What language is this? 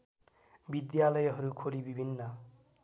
Nepali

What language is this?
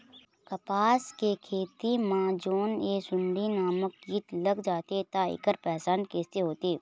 Chhattisgarhi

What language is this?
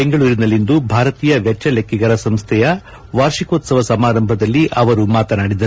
Kannada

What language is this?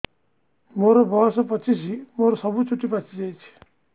Odia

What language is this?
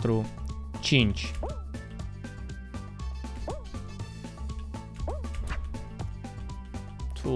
Romanian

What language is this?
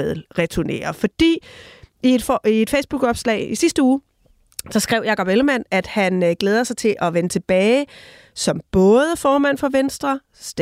Danish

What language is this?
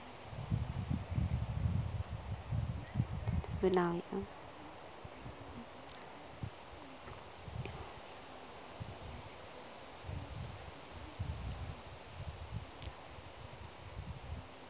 Santali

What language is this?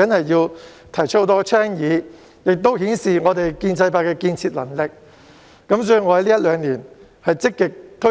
Cantonese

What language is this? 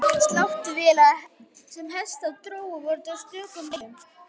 Icelandic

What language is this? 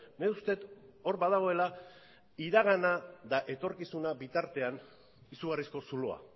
Basque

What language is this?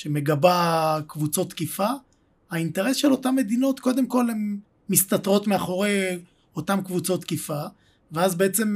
Hebrew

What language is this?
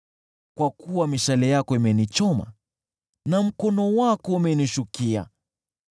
Swahili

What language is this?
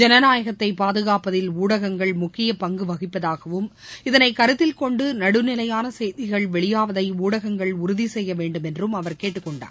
Tamil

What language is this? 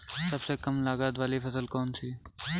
Hindi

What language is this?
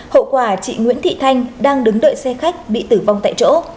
Vietnamese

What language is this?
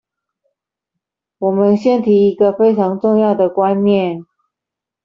Chinese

